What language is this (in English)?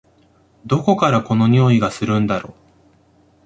Japanese